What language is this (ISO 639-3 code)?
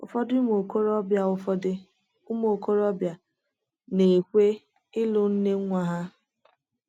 ibo